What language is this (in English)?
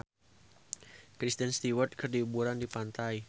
Sundanese